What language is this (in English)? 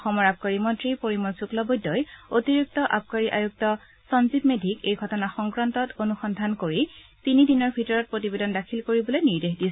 Assamese